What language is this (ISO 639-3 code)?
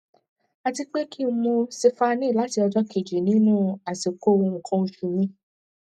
yor